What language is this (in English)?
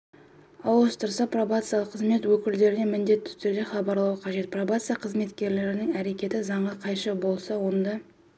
Kazakh